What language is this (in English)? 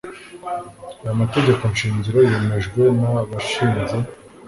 Kinyarwanda